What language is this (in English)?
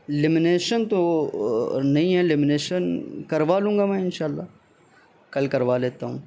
Urdu